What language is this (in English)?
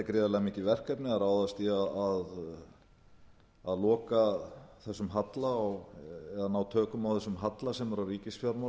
Icelandic